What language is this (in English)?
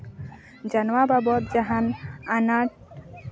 Santali